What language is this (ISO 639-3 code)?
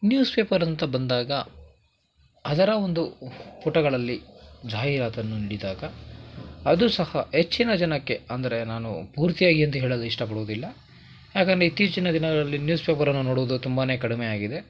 kan